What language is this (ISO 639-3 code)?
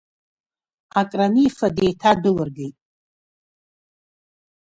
abk